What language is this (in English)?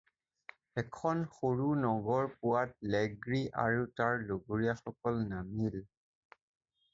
Assamese